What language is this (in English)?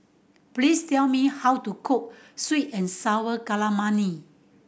English